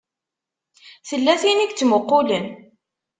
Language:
Kabyle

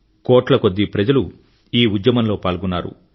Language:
Telugu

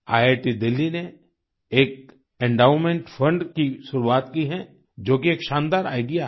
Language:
Hindi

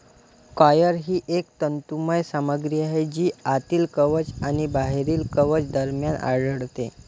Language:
Marathi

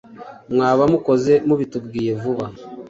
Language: Kinyarwanda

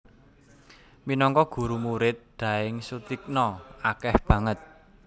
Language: Javanese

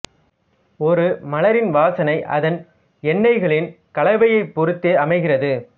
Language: Tamil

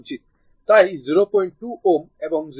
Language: Bangla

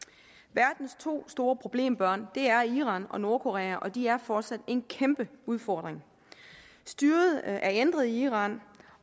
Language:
Danish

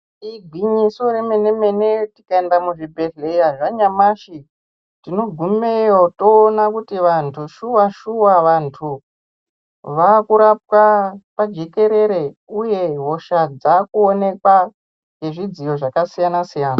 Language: Ndau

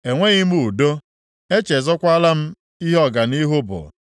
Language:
Igbo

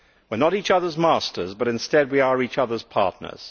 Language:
English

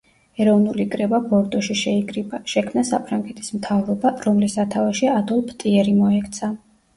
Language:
Georgian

